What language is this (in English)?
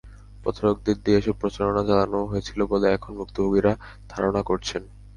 Bangla